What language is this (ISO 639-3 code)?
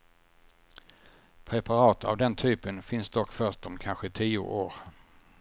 swe